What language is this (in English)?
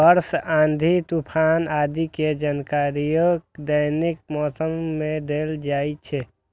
Maithili